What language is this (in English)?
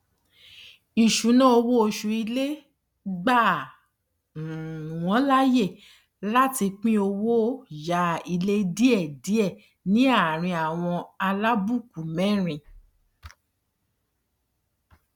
Yoruba